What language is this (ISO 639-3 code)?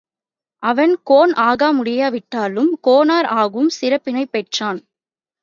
tam